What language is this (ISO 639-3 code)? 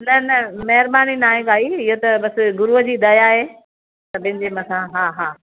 snd